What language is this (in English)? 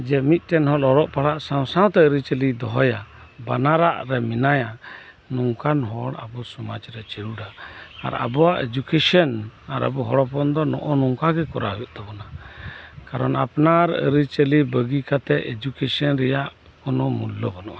Santali